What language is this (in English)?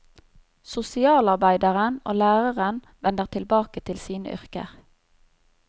Norwegian